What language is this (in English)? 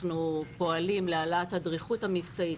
Hebrew